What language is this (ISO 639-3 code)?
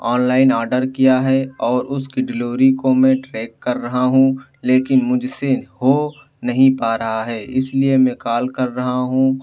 urd